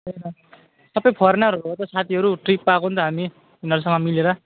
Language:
Nepali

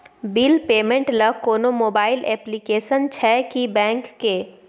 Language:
Maithili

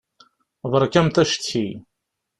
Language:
Kabyle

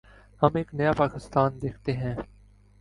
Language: Urdu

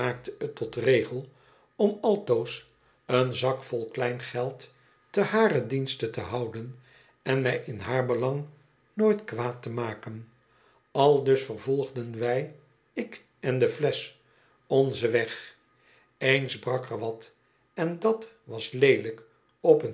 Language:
Dutch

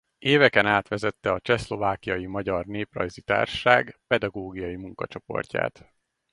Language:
Hungarian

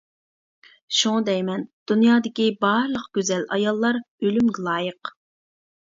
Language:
Uyghur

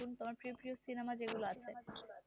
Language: Bangla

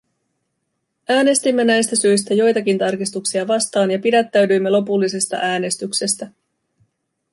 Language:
Finnish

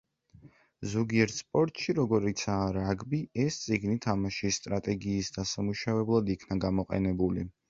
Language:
Georgian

